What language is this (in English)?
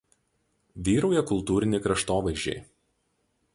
Lithuanian